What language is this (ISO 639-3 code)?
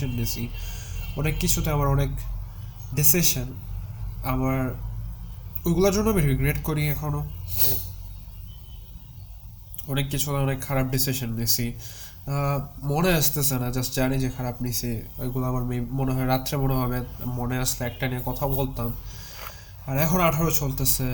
ben